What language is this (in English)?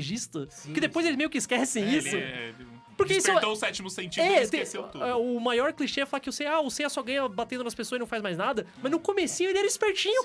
Portuguese